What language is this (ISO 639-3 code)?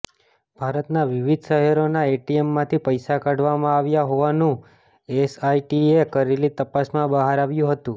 guj